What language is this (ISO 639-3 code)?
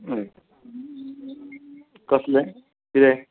kok